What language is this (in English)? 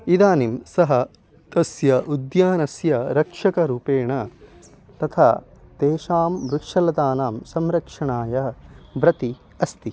Sanskrit